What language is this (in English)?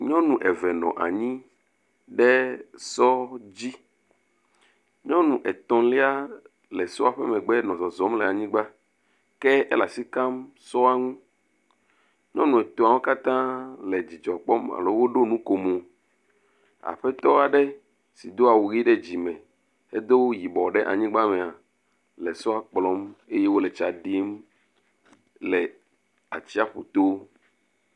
Ewe